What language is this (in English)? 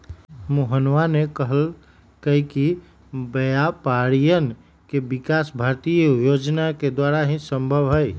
Magahi